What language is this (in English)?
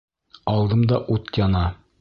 Bashkir